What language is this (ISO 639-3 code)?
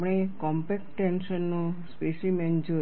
guj